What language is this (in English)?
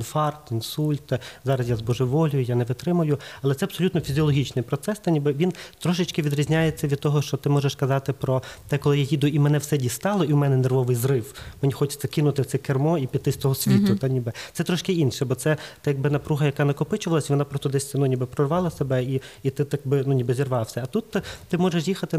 Ukrainian